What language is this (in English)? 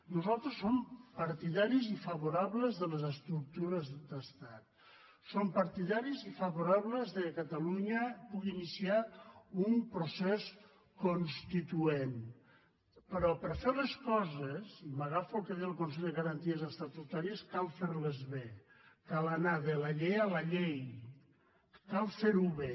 Catalan